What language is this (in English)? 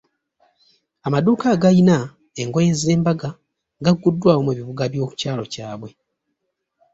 Ganda